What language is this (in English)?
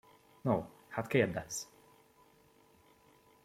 Hungarian